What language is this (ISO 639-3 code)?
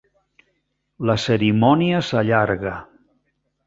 cat